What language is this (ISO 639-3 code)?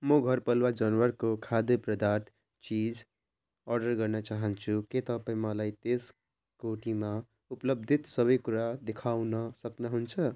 nep